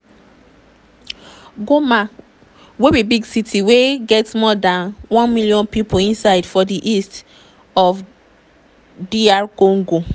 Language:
Nigerian Pidgin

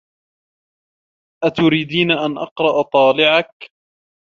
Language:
Arabic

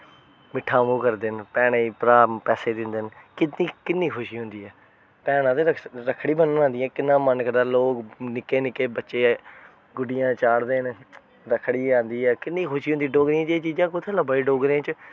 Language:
Dogri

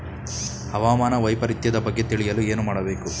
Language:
Kannada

